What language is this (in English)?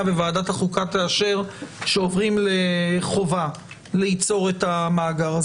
Hebrew